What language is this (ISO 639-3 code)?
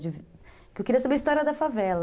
por